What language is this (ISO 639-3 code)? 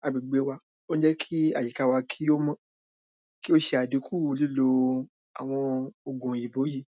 yor